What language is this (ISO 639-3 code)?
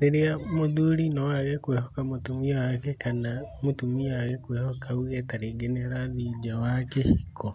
kik